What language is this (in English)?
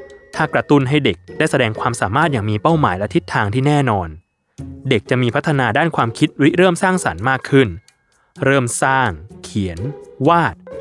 Thai